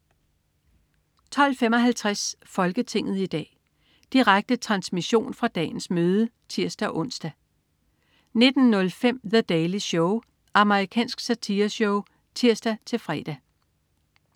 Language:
Danish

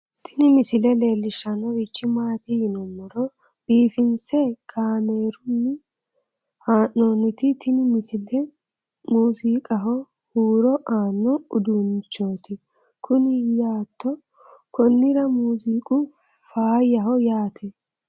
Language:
Sidamo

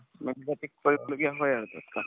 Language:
Assamese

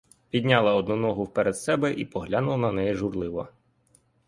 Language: Ukrainian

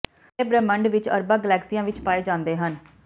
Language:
Punjabi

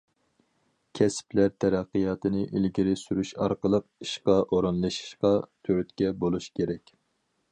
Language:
Uyghur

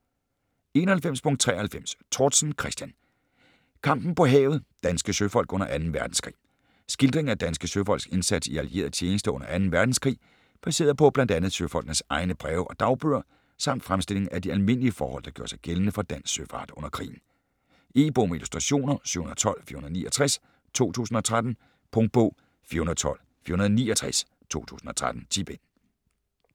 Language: Danish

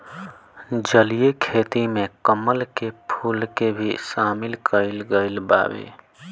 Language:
Bhojpuri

